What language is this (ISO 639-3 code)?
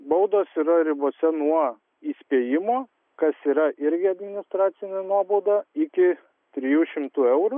lit